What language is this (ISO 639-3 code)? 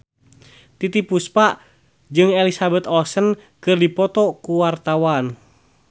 sun